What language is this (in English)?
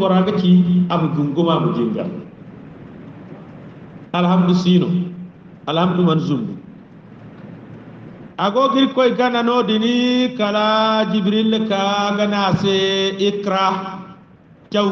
Indonesian